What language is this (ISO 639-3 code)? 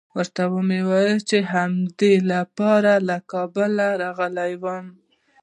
pus